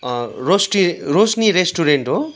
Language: Nepali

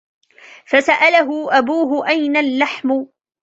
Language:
Arabic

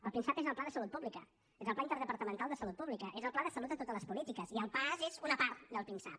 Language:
Catalan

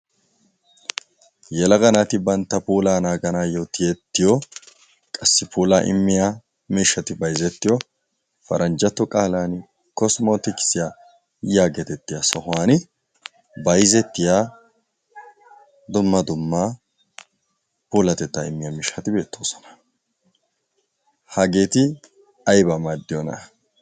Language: Wolaytta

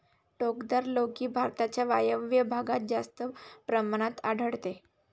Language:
Marathi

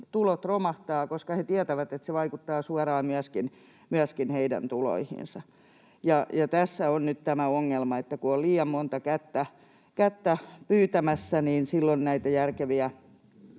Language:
Finnish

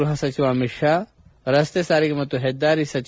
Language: Kannada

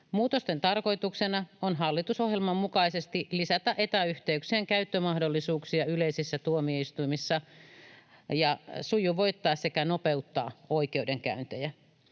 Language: Finnish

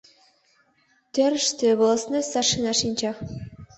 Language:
Mari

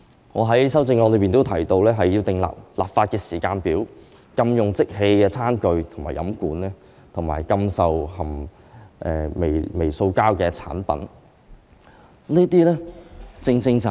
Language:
Cantonese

